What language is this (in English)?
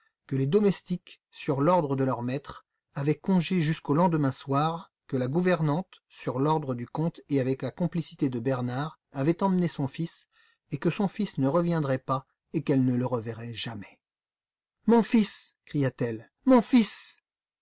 French